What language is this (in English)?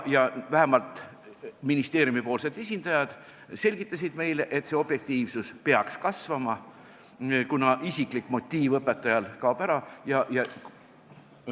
Estonian